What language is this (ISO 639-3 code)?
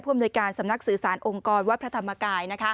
tha